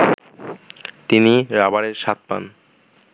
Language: Bangla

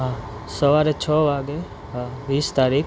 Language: Gujarati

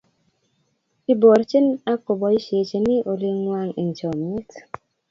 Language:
Kalenjin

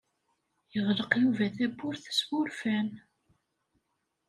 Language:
Kabyle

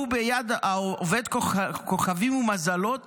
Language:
Hebrew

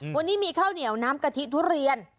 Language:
Thai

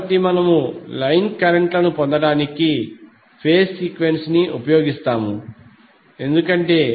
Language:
Telugu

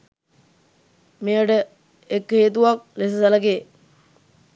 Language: Sinhala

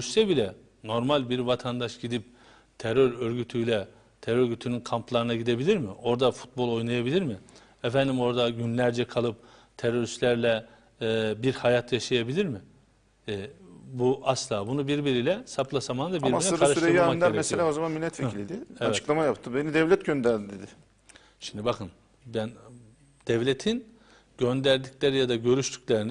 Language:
Turkish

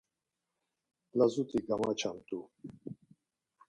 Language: Laz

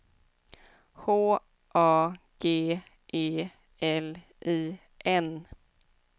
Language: Swedish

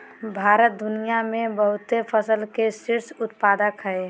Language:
Magahi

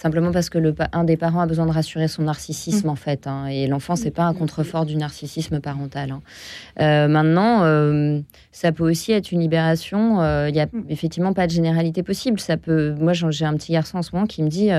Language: French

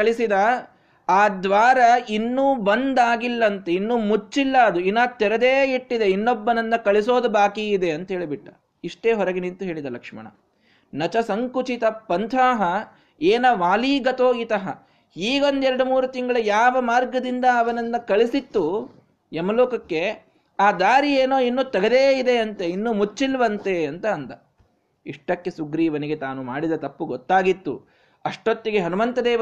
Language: Kannada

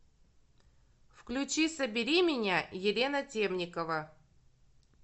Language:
Russian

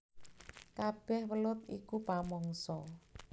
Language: Javanese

